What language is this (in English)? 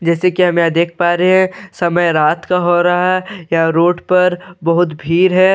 Hindi